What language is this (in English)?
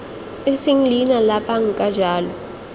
Tswana